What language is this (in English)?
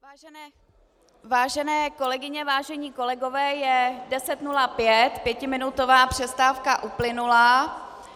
Czech